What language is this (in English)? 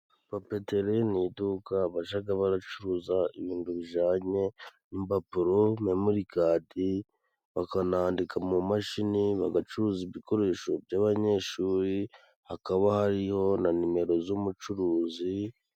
Kinyarwanda